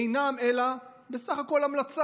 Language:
Hebrew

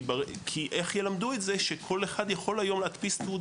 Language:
Hebrew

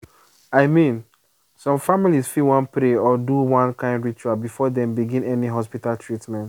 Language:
Nigerian Pidgin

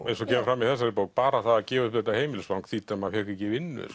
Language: Icelandic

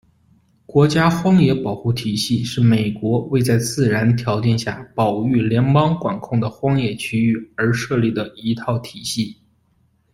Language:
Chinese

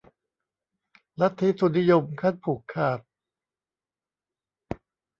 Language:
Thai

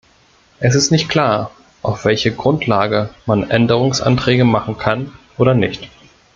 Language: German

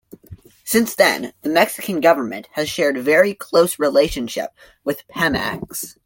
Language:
English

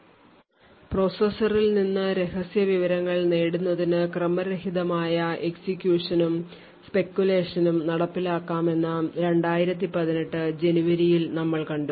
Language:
Malayalam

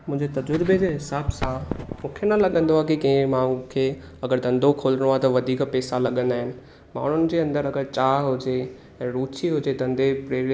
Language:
Sindhi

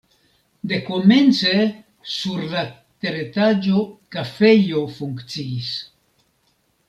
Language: Esperanto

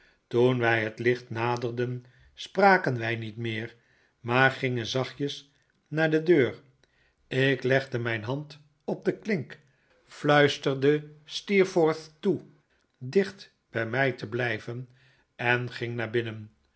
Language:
Dutch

